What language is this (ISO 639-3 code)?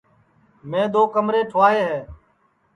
ssi